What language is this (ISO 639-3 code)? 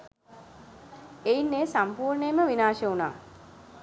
sin